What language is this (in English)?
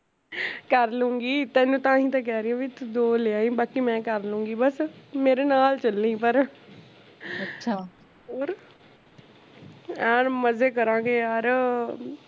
Punjabi